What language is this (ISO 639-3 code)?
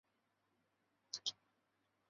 zho